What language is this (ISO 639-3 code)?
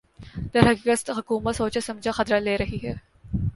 urd